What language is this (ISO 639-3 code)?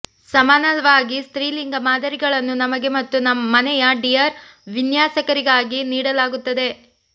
kan